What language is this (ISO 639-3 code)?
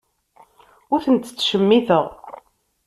kab